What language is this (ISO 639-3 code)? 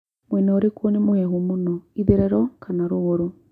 kik